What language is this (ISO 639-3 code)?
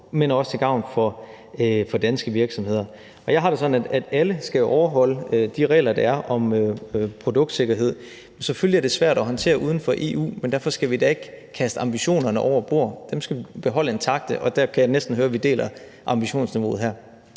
dan